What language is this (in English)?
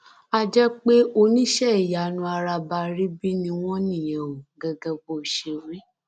Yoruba